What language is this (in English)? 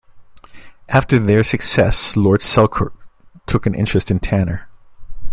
English